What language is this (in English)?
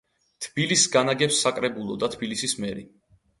Georgian